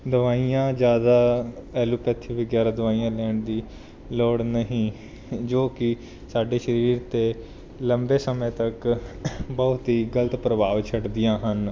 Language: Punjabi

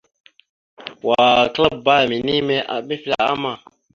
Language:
Mada (Cameroon)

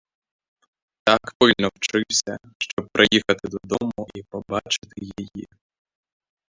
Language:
Ukrainian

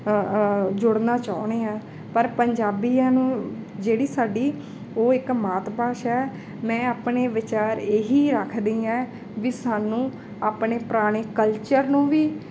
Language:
Punjabi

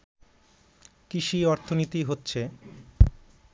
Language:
Bangla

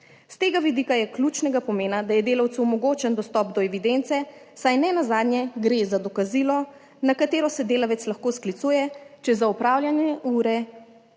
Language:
Slovenian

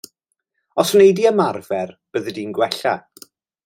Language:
Welsh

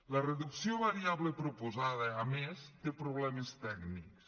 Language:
Catalan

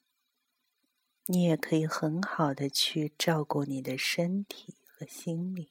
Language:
Chinese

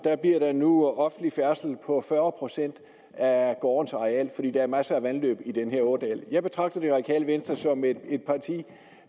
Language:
Danish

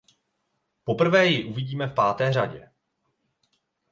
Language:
Czech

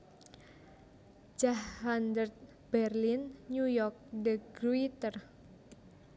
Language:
Javanese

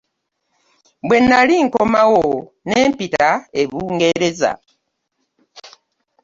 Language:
Ganda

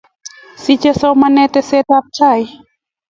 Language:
Kalenjin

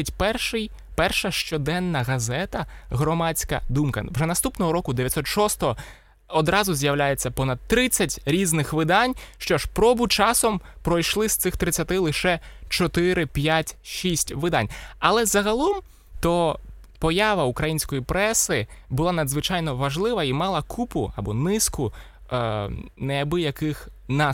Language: Ukrainian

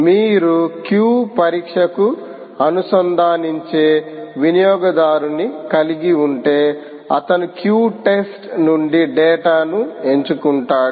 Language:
Telugu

